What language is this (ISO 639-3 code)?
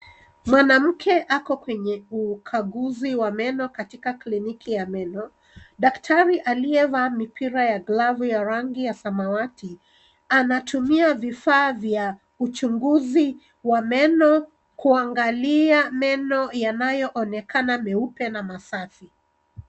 swa